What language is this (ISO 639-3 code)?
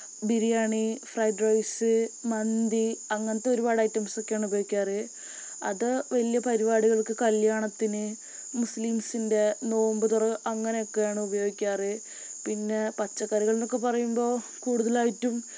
mal